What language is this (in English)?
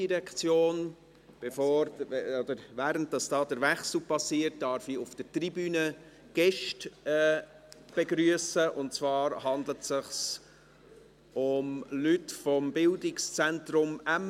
Swiss German